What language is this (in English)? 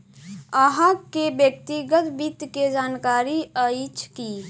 Maithili